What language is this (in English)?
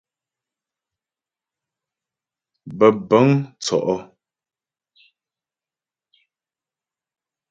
Ghomala